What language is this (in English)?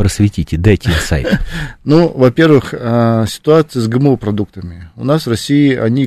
Russian